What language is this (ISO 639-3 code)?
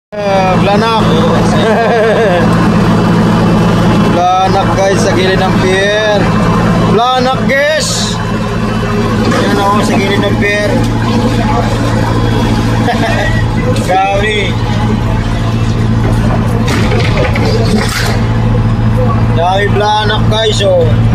fil